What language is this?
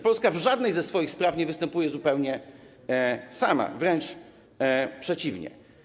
Polish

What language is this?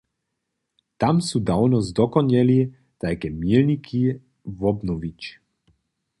Upper Sorbian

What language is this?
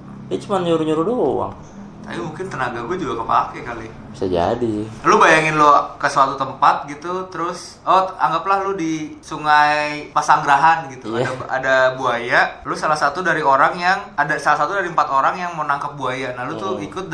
Indonesian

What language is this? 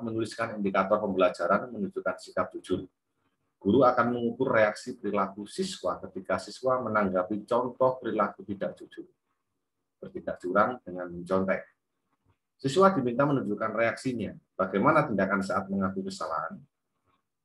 Indonesian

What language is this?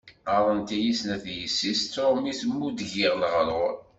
Kabyle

